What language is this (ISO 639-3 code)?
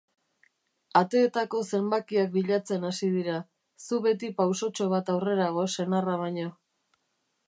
eus